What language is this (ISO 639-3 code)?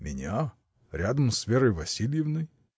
rus